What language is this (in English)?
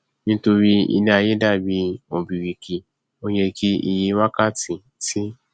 Yoruba